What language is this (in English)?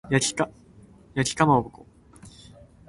Japanese